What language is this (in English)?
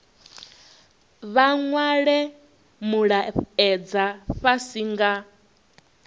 Venda